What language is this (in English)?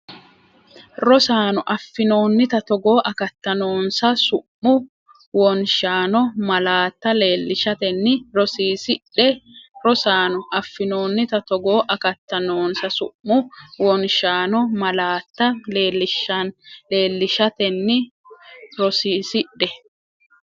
Sidamo